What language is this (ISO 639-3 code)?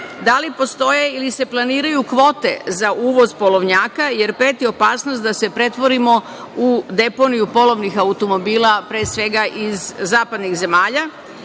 srp